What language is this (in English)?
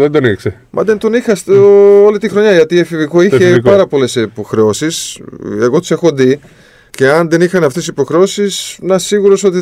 Greek